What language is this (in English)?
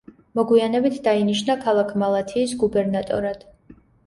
Georgian